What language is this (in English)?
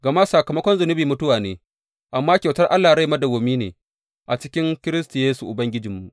Hausa